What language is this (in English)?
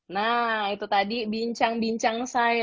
Indonesian